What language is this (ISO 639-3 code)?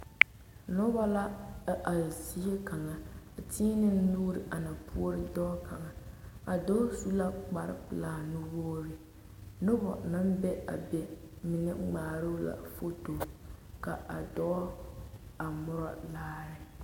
dga